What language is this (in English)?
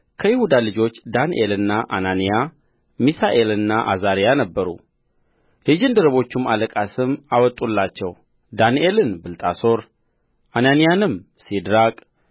Amharic